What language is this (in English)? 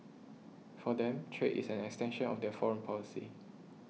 English